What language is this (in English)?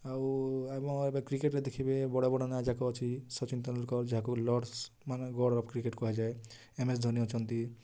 Odia